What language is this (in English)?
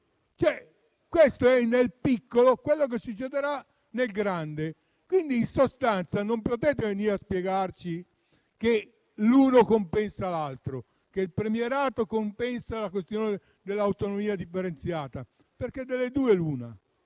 Italian